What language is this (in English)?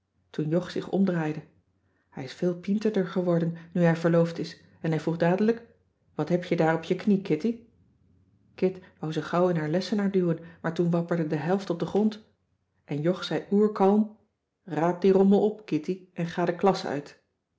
Dutch